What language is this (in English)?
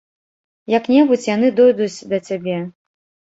Belarusian